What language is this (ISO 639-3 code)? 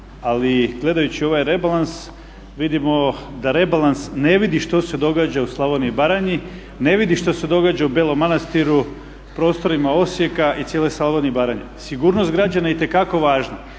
hrv